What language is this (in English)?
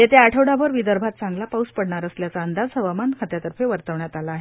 Marathi